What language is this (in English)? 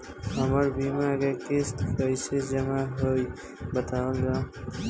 Bhojpuri